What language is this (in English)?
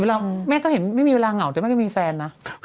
Thai